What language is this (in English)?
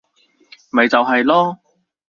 Cantonese